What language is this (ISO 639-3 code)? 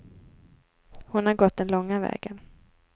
swe